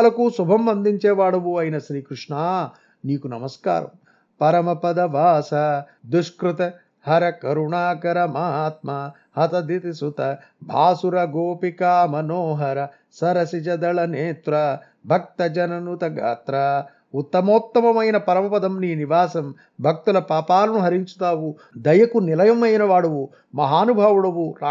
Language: Telugu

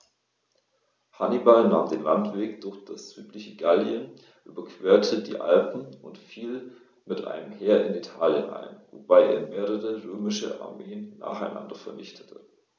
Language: German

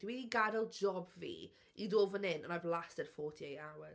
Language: Welsh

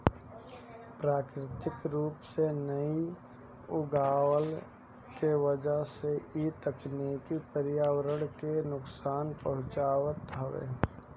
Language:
Bhojpuri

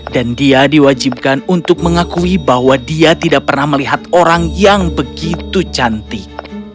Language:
Indonesian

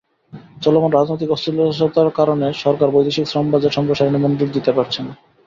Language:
Bangla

